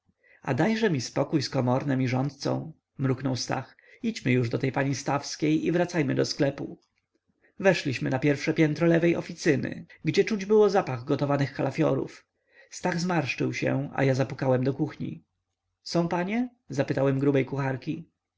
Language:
Polish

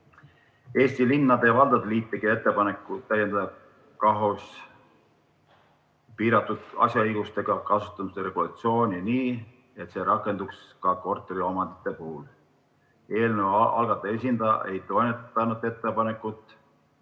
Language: Estonian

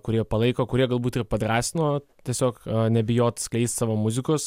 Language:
Lithuanian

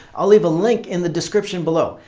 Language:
English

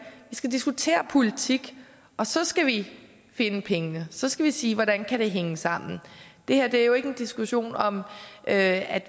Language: Danish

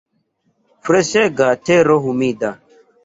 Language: Esperanto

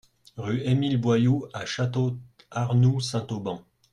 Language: French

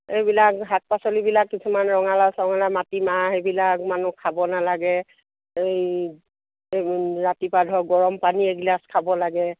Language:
Assamese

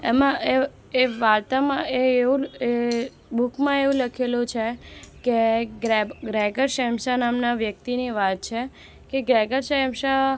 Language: Gujarati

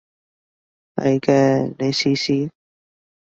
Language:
Cantonese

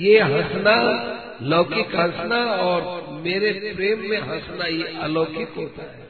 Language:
Hindi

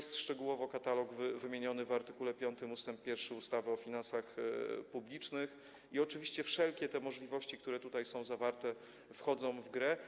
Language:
Polish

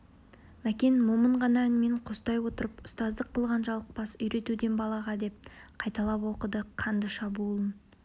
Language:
Kazakh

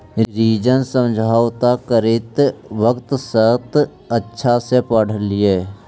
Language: Magahi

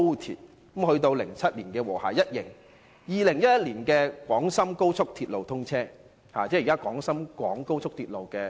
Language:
Cantonese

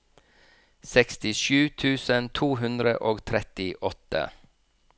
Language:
Norwegian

